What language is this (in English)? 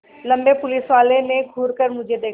Hindi